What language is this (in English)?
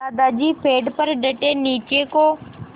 Hindi